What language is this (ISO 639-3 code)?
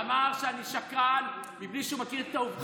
heb